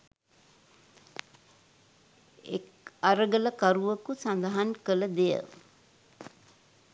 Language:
Sinhala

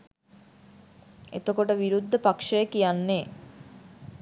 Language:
Sinhala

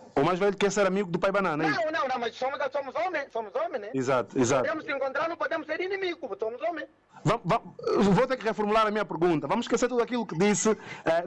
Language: Portuguese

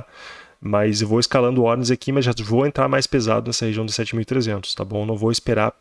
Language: Portuguese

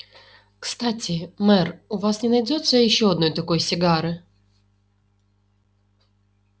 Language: Russian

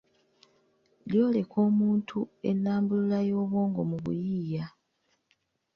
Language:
Ganda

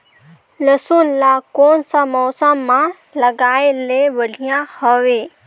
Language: Chhattisgarhi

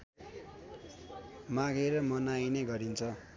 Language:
Nepali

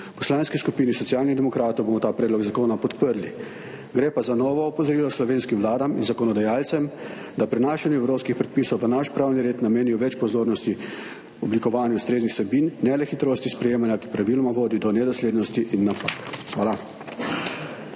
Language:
Slovenian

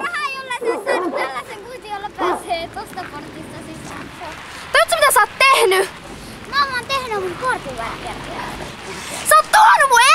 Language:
Finnish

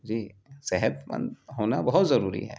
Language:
Urdu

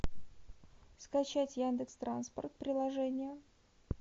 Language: Russian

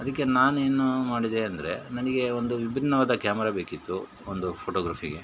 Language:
Kannada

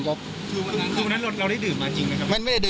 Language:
Thai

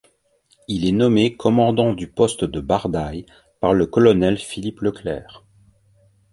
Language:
French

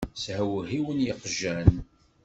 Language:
Kabyle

